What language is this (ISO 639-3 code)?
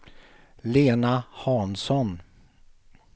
swe